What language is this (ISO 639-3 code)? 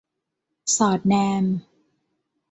tha